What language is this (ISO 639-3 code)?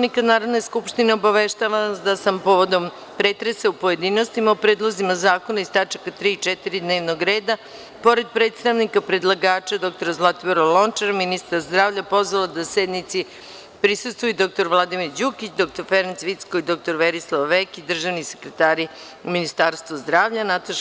srp